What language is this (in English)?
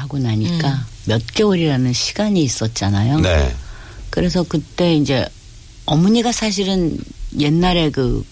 Korean